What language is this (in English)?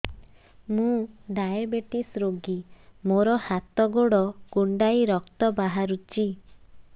Odia